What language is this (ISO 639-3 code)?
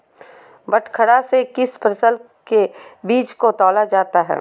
mag